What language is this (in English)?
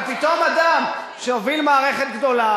Hebrew